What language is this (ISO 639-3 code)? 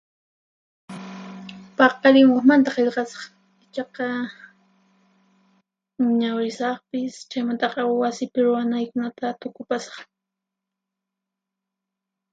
qxp